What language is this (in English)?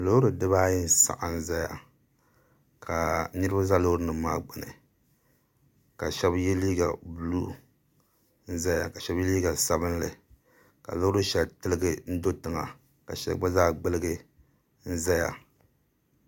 Dagbani